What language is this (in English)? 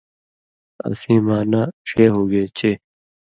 Indus Kohistani